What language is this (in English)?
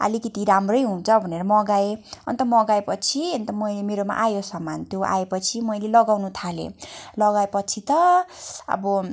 Nepali